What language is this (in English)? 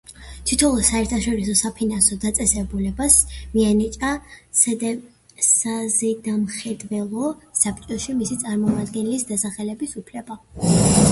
Georgian